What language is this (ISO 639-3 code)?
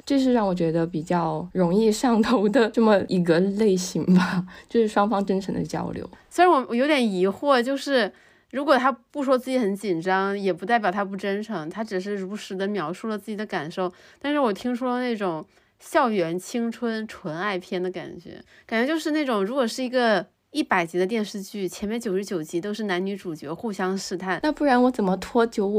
zho